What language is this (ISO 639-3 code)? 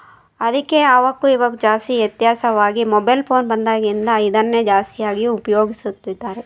kan